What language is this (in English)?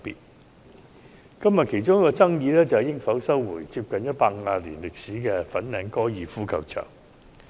Cantonese